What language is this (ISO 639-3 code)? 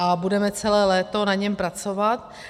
ces